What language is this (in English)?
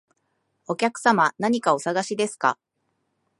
Japanese